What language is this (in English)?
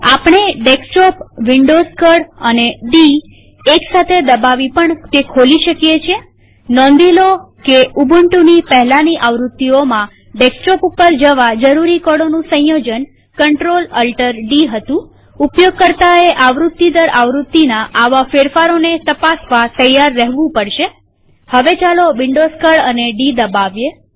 Gujarati